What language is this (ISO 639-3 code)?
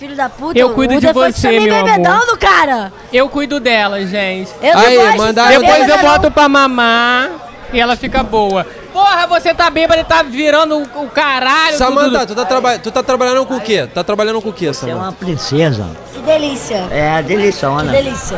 por